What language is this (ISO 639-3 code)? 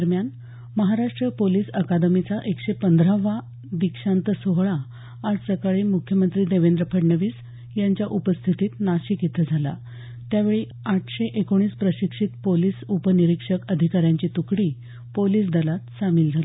mar